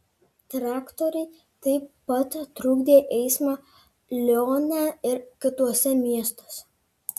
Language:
Lithuanian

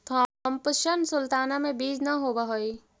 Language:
Magahi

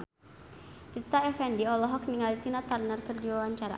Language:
Sundanese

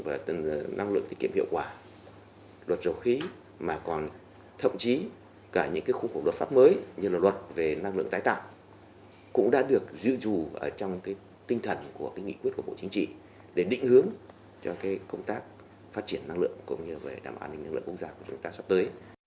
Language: Vietnamese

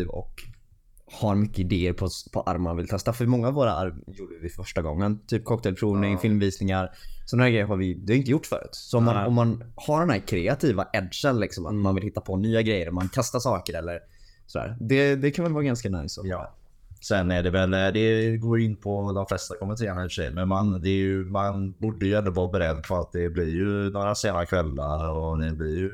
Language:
Swedish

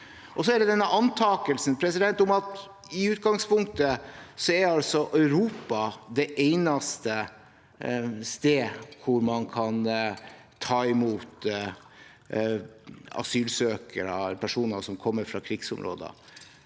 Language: Norwegian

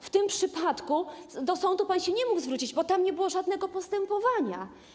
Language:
Polish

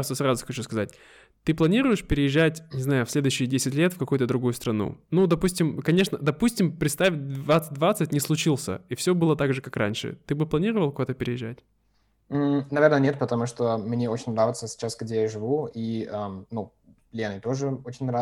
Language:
Russian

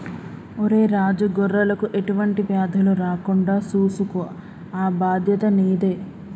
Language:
Telugu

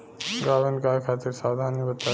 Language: Bhojpuri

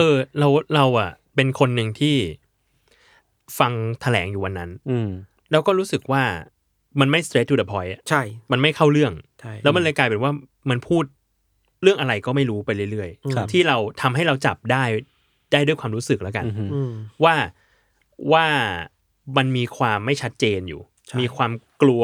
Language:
Thai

